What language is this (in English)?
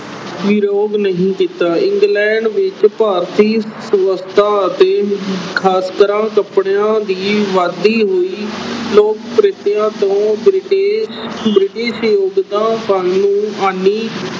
Punjabi